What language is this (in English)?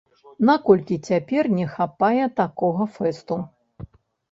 Belarusian